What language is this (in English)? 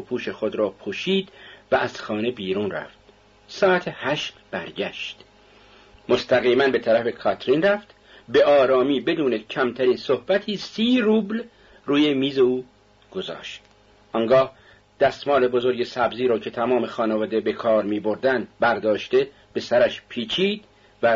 Persian